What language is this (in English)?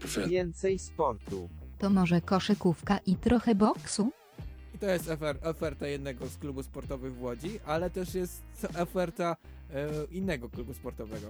Polish